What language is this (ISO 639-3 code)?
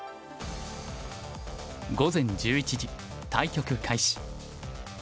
jpn